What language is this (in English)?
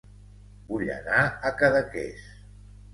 Catalan